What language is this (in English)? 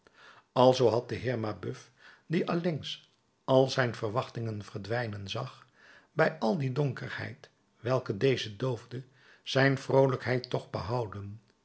Dutch